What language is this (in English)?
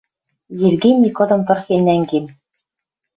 Western Mari